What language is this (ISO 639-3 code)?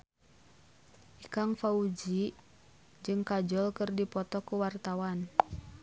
sun